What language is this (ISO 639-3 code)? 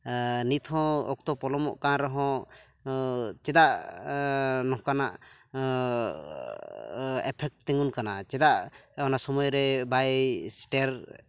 sat